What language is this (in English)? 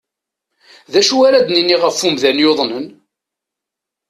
Kabyle